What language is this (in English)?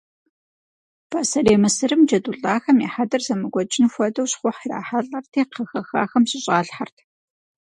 Kabardian